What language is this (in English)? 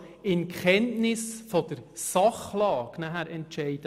Swiss German